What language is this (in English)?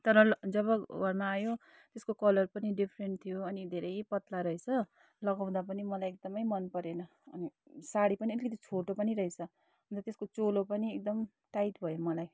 Nepali